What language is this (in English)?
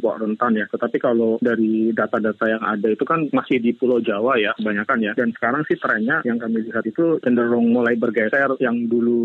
Indonesian